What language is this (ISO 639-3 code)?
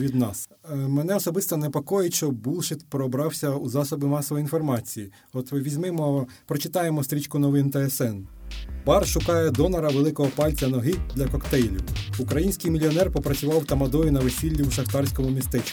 ukr